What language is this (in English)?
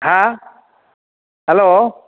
Manipuri